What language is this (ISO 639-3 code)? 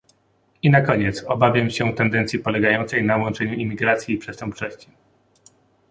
pol